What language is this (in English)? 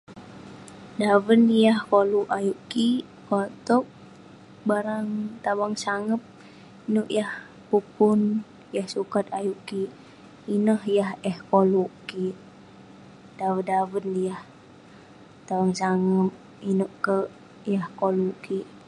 Western Penan